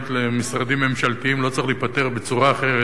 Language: Hebrew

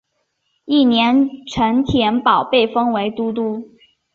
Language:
Chinese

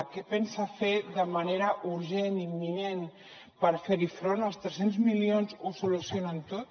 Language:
Catalan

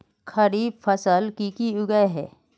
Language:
Magahi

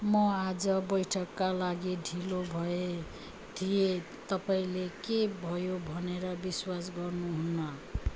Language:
Nepali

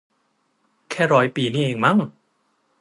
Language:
Thai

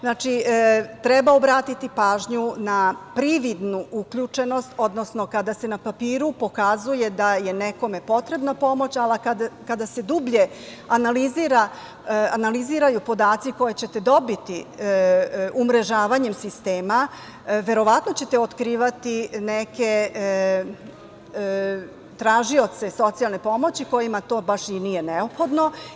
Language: Serbian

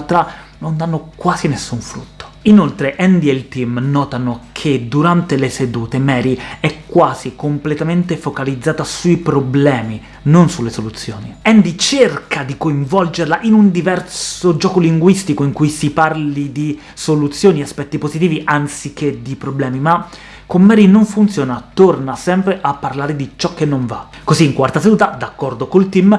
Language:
Italian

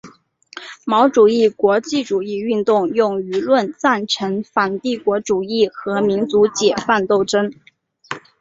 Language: Chinese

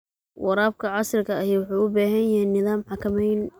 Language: Somali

